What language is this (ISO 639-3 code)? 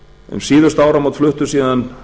isl